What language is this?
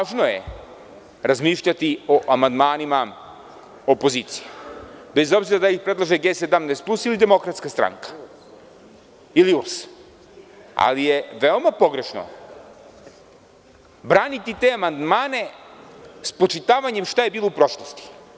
Serbian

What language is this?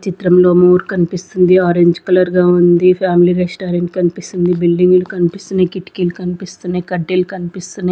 Telugu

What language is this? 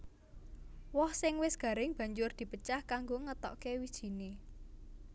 Javanese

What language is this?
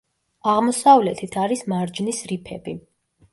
Georgian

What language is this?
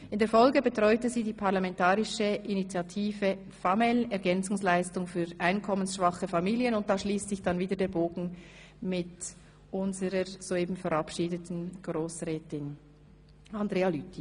Swiss German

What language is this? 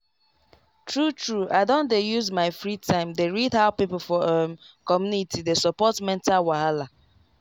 Nigerian Pidgin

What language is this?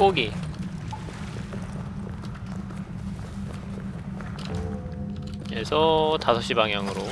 Korean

